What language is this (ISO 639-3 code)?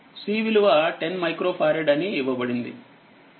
tel